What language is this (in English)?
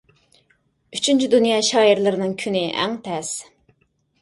Uyghur